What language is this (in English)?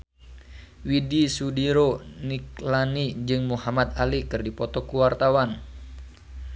Sundanese